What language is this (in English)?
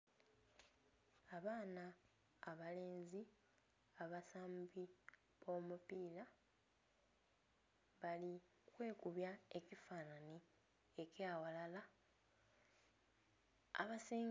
Soga